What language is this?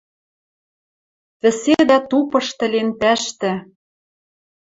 Western Mari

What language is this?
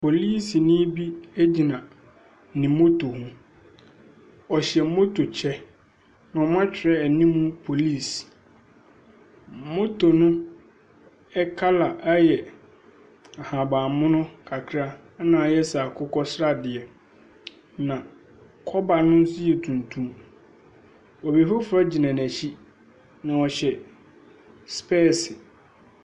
Akan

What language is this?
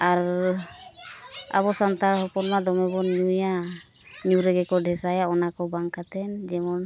Santali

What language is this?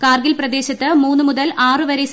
Malayalam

